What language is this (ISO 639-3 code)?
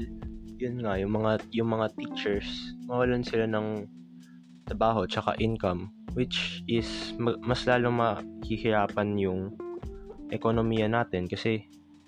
fil